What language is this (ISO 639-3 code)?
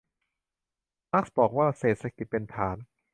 tha